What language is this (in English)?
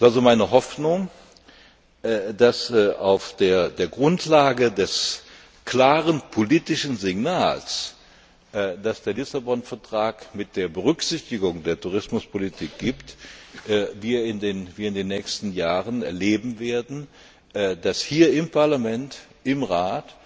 German